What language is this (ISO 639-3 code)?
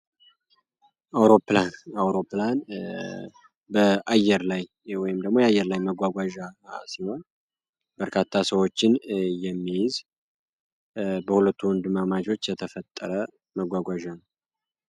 amh